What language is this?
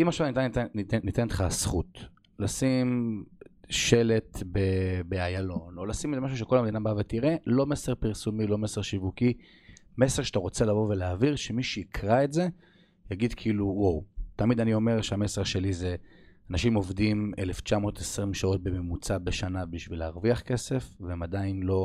Hebrew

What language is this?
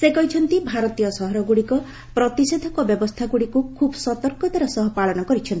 Odia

